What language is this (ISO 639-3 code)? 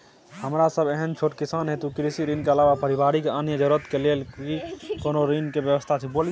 mai